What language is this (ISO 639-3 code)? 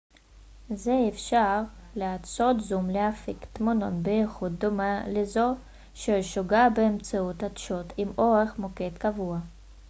heb